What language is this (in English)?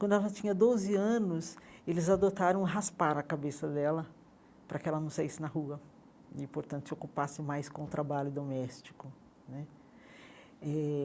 Portuguese